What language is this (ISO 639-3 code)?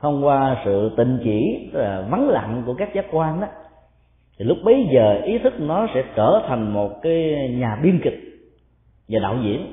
vie